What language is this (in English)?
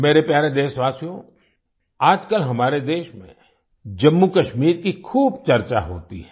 Hindi